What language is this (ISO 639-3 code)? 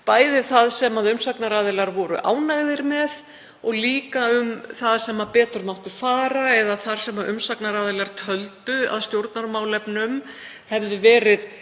isl